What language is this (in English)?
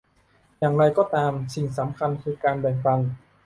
Thai